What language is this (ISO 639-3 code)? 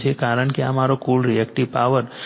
guj